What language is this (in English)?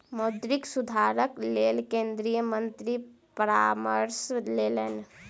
Maithili